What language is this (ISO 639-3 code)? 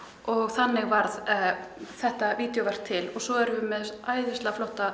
isl